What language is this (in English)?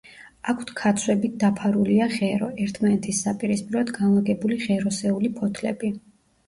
Georgian